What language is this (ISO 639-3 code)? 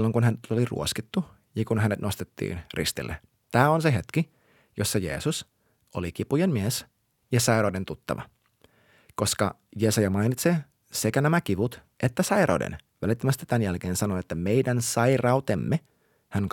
fin